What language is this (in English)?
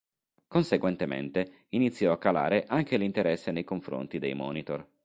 Italian